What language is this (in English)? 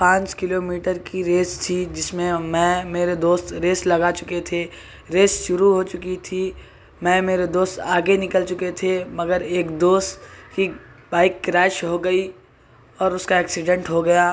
Urdu